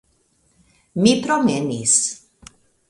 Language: Esperanto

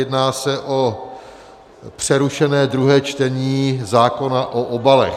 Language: Czech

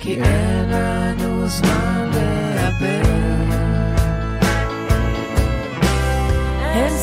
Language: Hebrew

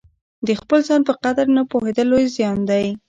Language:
Pashto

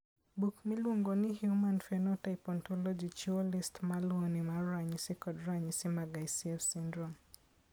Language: Luo (Kenya and Tanzania)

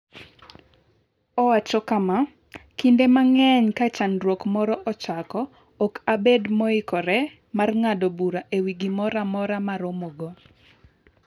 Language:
Luo (Kenya and Tanzania)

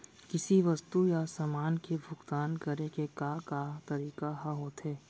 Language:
Chhattisgarhi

